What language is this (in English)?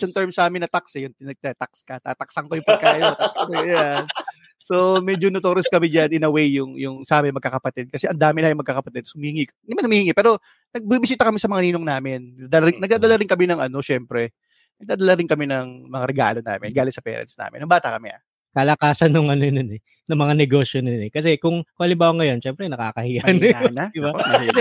Filipino